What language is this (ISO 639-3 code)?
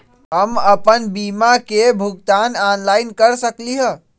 mag